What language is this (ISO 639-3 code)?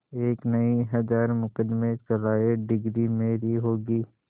hin